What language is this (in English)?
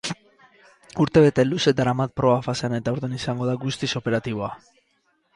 Basque